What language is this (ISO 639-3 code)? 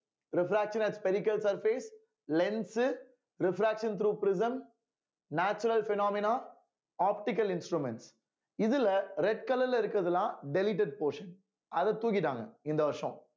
tam